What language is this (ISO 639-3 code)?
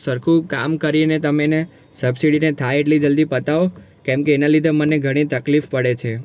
guj